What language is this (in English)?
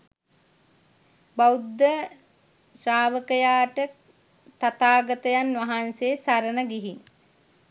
Sinhala